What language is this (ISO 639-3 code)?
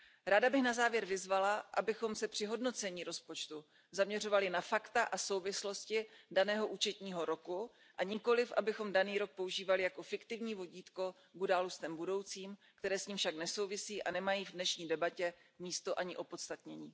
ces